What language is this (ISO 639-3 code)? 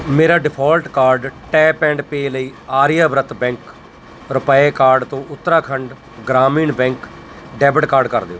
pan